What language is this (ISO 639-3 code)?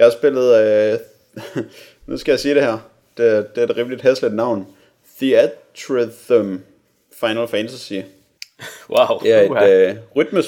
dan